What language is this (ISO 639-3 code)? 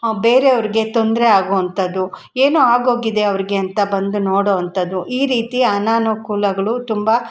kan